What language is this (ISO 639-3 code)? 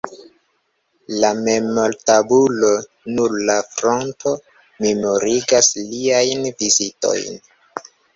epo